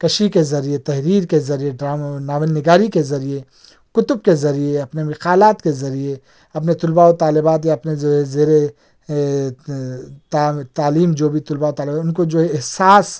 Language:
Urdu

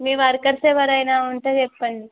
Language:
Telugu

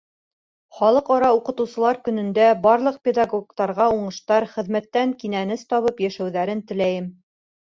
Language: Bashkir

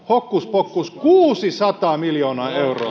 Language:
Finnish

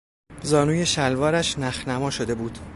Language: Persian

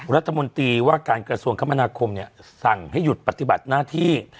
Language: Thai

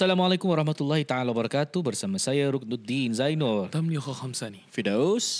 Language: Malay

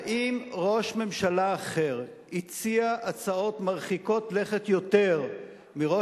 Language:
Hebrew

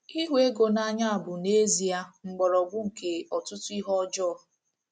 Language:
Igbo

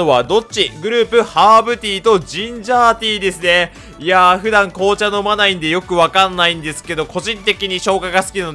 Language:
Japanese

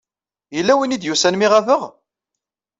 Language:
Kabyle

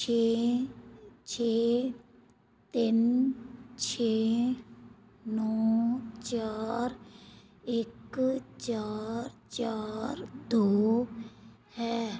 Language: Punjabi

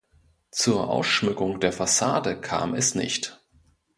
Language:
German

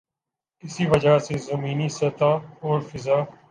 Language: Urdu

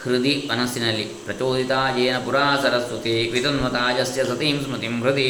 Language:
Kannada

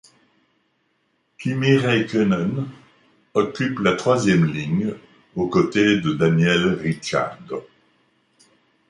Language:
French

